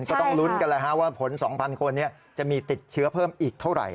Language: Thai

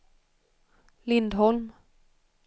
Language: Swedish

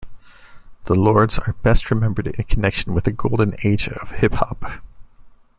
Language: English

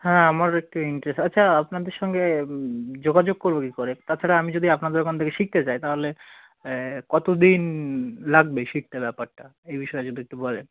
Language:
Bangla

